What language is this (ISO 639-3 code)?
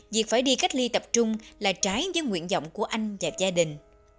vie